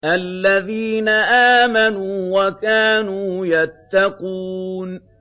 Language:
Arabic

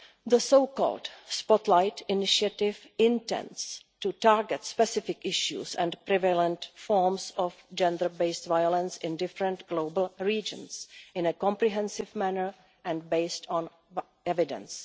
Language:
English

